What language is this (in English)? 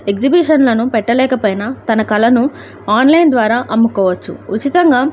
Telugu